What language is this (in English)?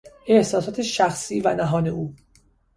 Persian